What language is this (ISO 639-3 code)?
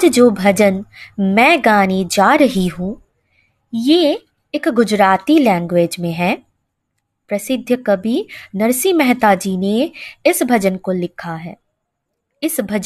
hin